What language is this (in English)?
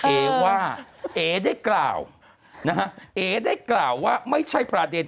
Thai